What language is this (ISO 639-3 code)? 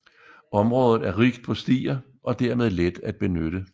dan